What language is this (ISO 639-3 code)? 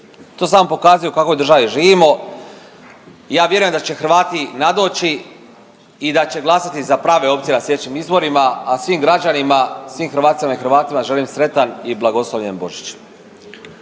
hrv